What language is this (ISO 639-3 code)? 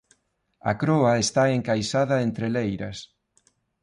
glg